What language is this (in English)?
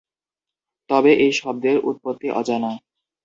Bangla